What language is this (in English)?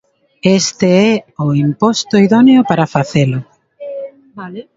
Galician